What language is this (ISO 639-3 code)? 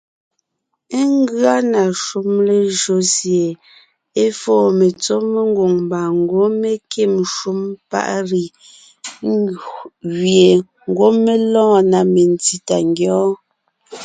nnh